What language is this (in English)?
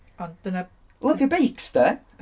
Welsh